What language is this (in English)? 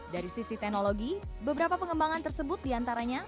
Indonesian